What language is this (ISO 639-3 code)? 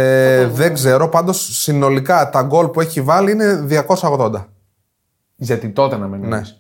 ell